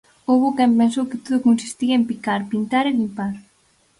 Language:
Galician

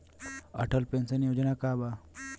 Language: Bhojpuri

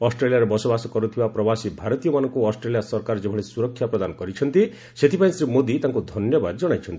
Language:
Odia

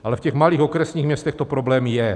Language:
Czech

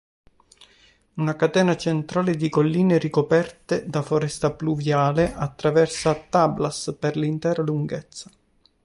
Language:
Italian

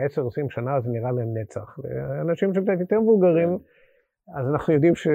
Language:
Hebrew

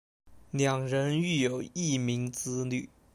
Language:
Chinese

